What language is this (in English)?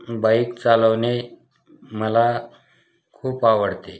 Marathi